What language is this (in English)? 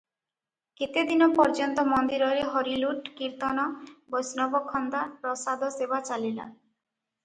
Odia